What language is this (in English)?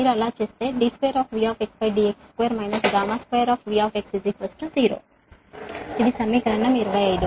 Telugu